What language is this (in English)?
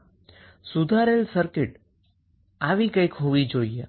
Gujarati